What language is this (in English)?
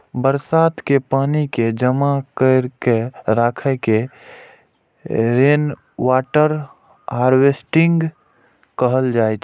Maithili